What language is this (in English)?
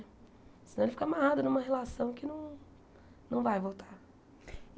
Portuguese